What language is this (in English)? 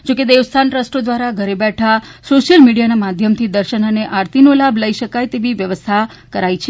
Gujarati